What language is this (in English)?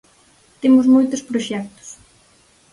Galician